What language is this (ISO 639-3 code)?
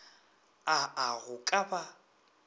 nso